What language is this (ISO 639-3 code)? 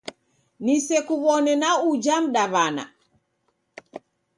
dav